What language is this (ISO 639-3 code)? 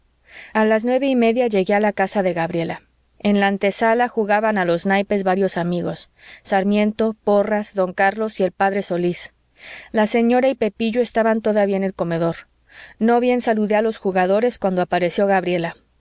spa